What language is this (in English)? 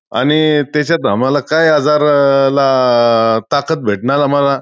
Marathi